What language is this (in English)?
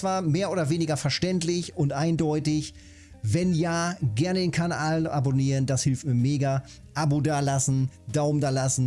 German